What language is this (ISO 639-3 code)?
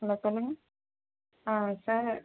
tam